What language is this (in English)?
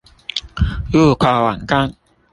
Chinese